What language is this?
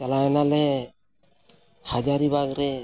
Santali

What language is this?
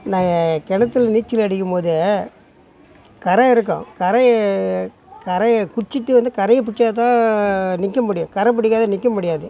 Tamil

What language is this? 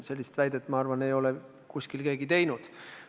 Estonian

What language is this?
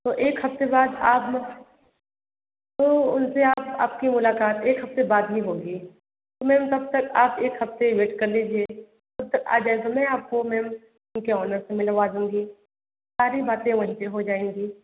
Hindi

